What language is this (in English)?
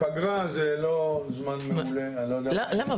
Hebrew